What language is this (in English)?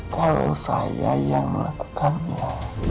Indonesian